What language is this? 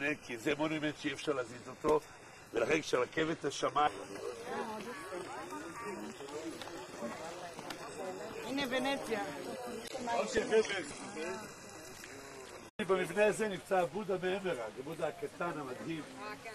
Hebrew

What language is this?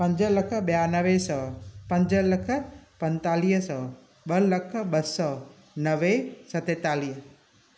Sindhi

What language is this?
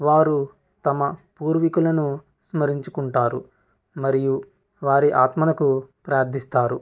Telugu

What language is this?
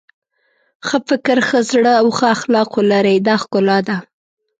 Pashto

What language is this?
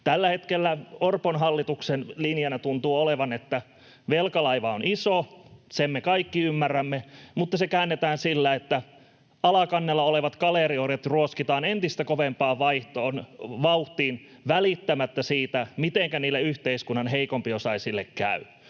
Finnish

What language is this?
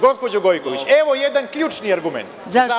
Serbian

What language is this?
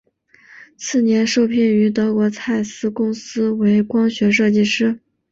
Chinese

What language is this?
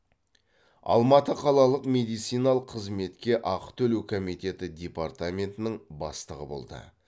Kazakh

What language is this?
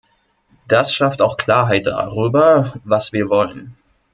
German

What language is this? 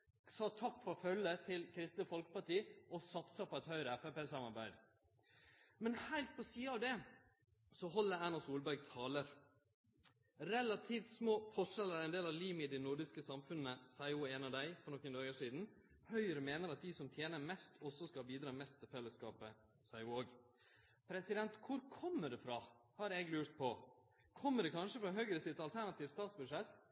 Norwegian Nynorsk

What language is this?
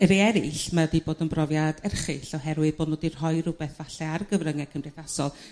Welsh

